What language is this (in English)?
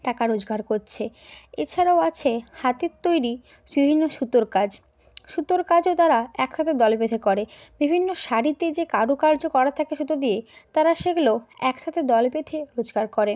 Bangla